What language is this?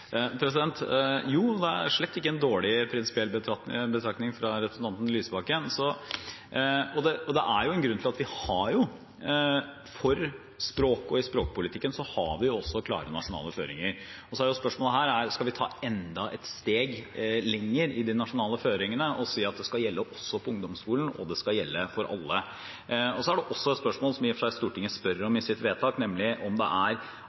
Norwegian Bokmål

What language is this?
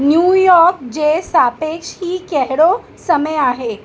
Sindhi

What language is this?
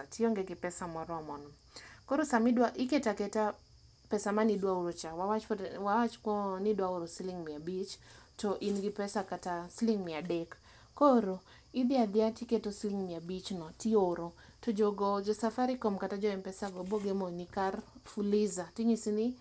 Luo (Kenya and Tanzania)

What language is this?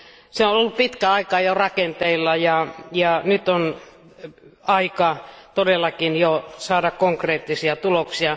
Finnish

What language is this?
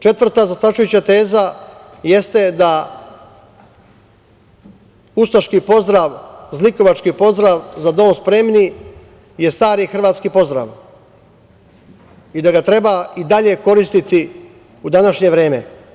Serbian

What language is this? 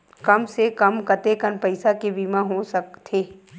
Chhattisgarhi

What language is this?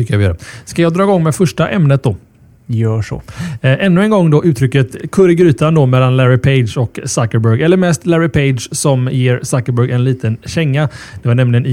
Swedish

